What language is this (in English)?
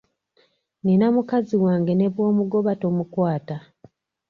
Ganda